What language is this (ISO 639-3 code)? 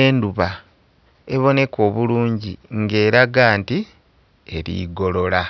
xog